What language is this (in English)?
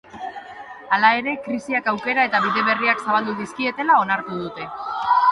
Basque